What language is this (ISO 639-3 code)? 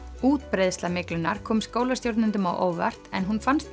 isl